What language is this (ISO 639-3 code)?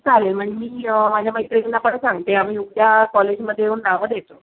mar